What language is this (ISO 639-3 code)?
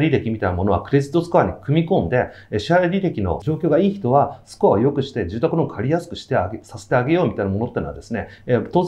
jpn